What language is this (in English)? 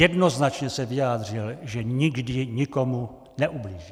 Czech